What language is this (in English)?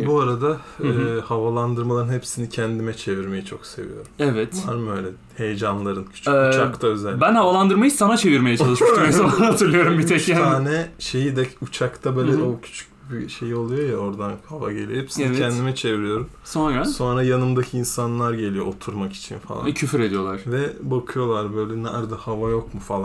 Turkish